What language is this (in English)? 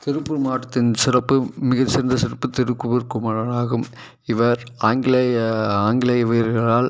Tamil